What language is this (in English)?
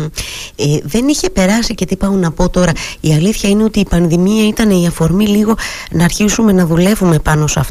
Greek